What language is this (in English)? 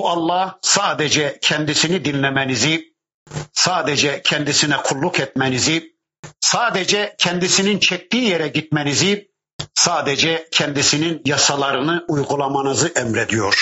Turkish